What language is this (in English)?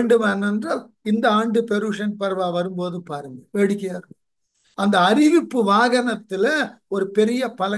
Tamil